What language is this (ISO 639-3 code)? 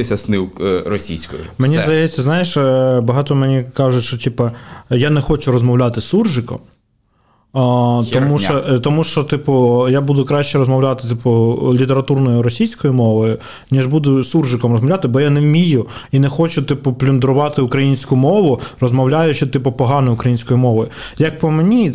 ukr